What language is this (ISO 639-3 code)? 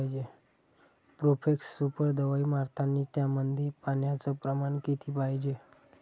mar